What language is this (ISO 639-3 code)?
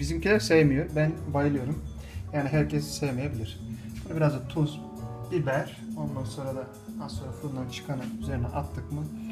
tur